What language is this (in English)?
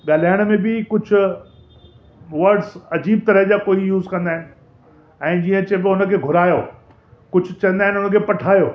Sindhi